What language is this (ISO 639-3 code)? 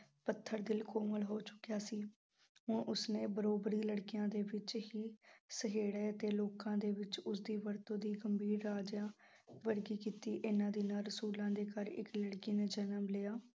pan